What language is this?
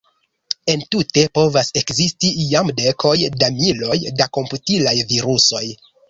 Esperanto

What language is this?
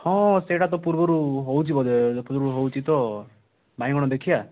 Odia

